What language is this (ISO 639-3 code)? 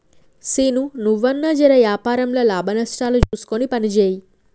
tel